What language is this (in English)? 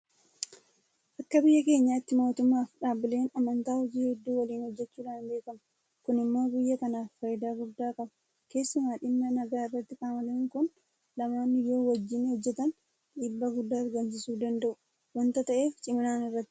Oromo